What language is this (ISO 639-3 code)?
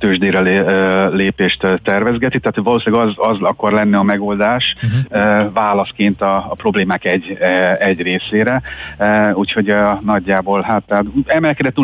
hun